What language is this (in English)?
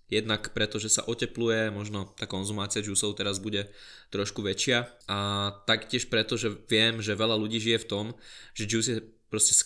Slovak